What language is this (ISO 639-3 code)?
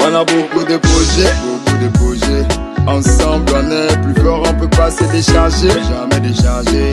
fra